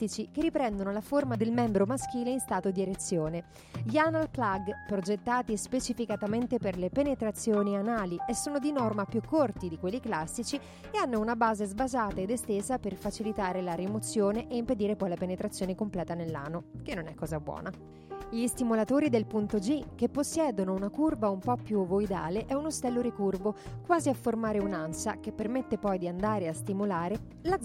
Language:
Italian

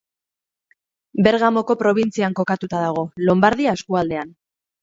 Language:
Basque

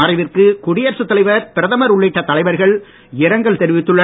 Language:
Tamil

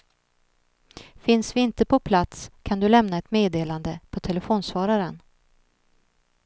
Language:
Swedish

